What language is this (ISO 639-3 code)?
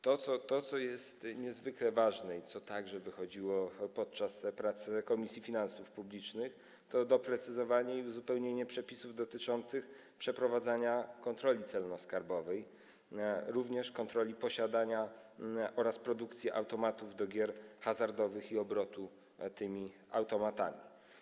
pol